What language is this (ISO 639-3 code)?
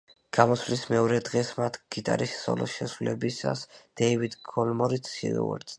kat